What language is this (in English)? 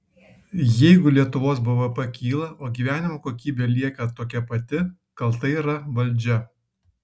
Lithuanian